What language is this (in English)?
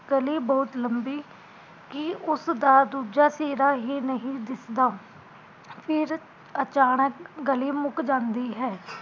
Punjabi